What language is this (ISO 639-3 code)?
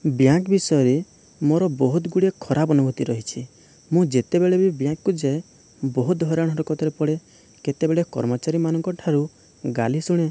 ori